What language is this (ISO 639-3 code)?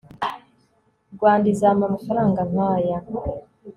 kin